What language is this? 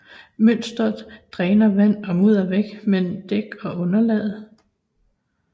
Danish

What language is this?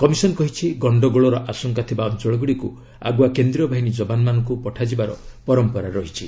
Odia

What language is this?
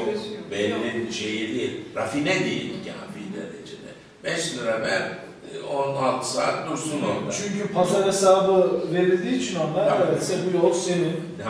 Turkish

